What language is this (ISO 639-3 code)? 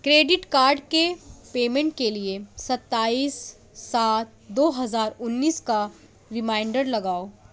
urd